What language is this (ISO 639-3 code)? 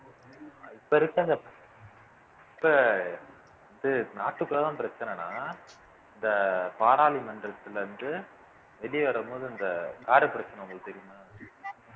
tam